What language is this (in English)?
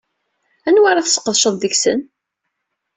Kabyle